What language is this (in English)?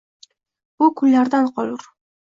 Uzbek